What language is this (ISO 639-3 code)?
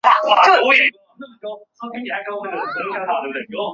zho